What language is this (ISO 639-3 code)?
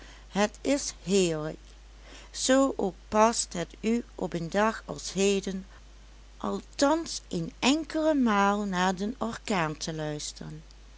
nld